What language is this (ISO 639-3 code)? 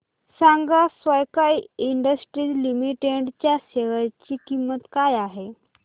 mar